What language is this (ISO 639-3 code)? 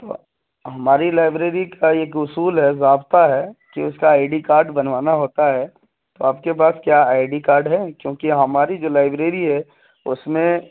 urd